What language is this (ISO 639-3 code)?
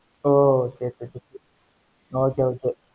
tam